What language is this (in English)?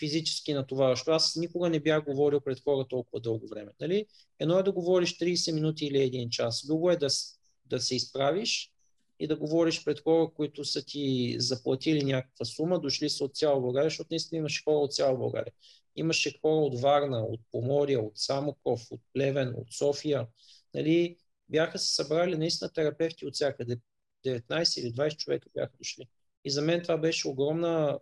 Bulgarian